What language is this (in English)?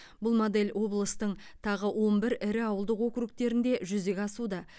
Kazakh